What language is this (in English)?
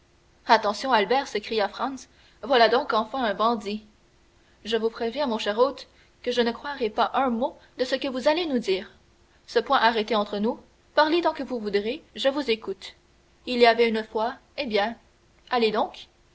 French